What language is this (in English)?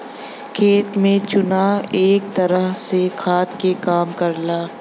Bhojpuri